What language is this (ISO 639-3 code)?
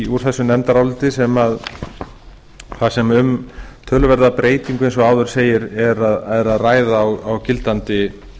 isl